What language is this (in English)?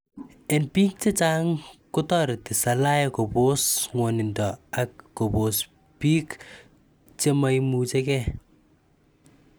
Kalenjin